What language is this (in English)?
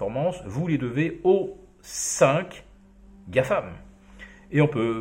French